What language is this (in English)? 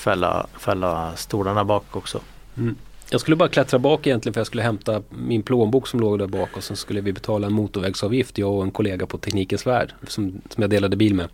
Swedish